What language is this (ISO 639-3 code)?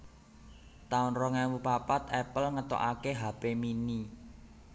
jav